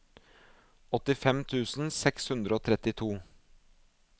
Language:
Norwegian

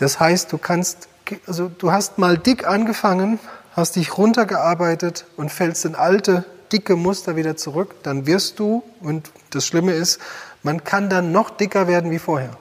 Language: German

